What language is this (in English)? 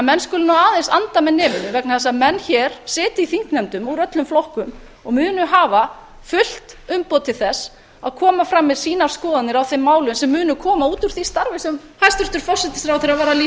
Icelandic